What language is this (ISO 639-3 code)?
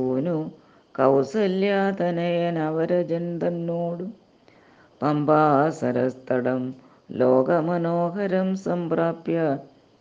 mal